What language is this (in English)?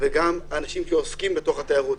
Hebrew